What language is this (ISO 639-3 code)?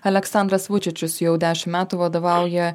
lit